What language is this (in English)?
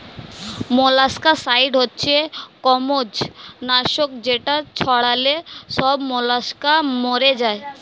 Bangla